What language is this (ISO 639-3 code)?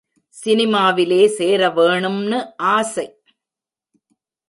tam